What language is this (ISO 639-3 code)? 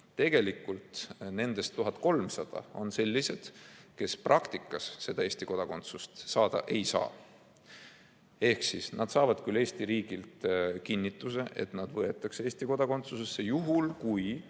est